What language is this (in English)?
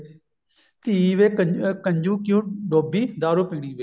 Punjabi